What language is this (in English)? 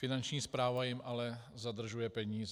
Czech